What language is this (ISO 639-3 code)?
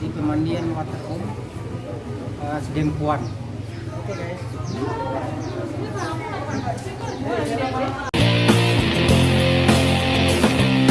ind